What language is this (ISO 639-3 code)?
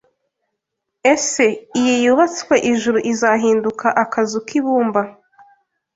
kin